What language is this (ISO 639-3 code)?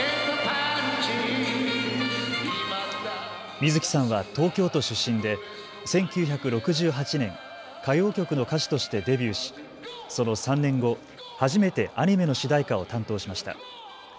jpn